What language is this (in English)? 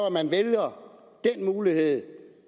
Danish